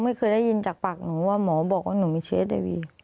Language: Thai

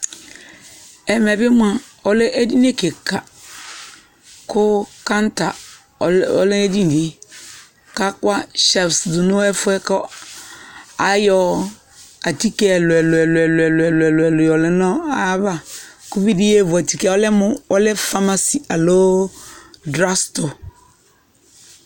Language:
Ikposo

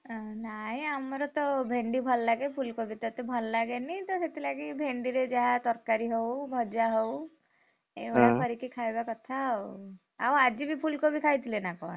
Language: Odia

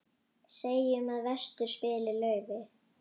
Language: Icelandic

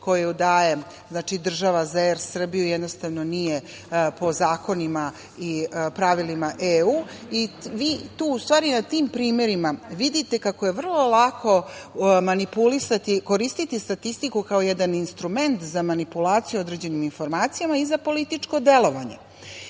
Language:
Serbian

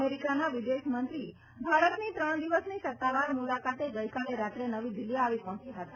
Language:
Gujarati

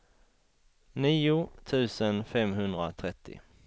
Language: Swedish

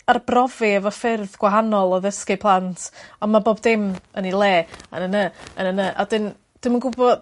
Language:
Welsh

